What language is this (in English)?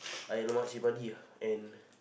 English